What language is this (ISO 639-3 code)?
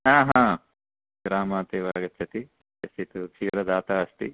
san